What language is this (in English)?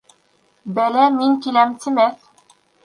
Bashkir